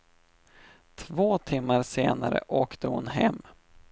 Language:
Swedish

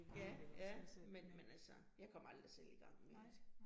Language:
Danish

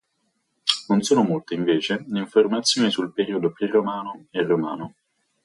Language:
Italian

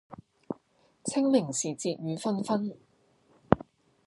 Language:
Cantonese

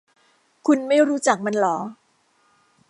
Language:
Thai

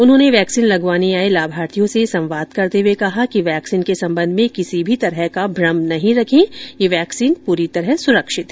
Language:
Hindi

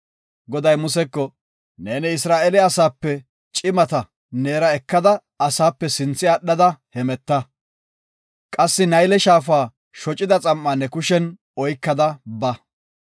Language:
Gofa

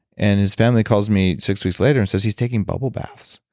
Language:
English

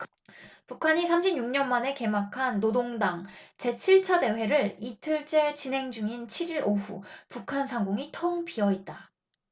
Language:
Korean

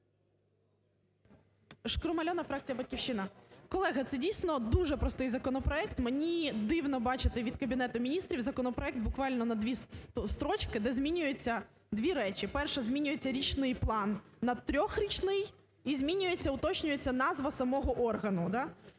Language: Ukrainian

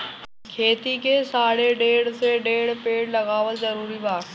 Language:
Bhojpuri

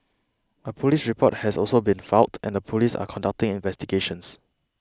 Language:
English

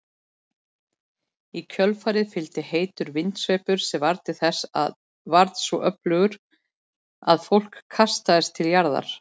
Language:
Icelandic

